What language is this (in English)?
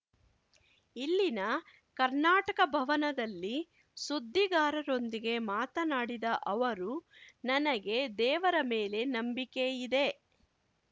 Kannada